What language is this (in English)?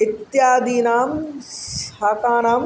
Sanskrit